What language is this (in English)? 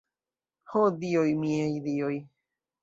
Esperanto